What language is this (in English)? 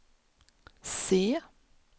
Swedish